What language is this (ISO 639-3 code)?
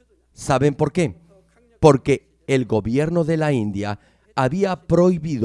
spa